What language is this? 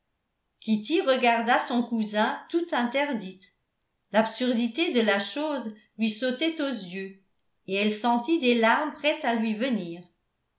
French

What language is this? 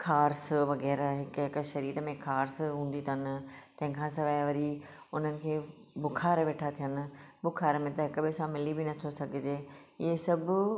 Sindhi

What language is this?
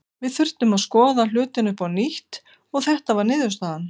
Icelandic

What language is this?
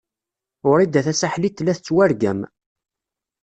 Kabyle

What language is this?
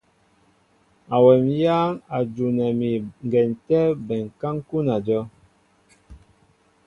Mbo (Cameroon)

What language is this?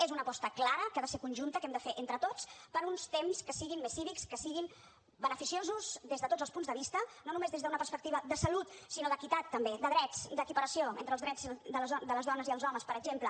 Catalan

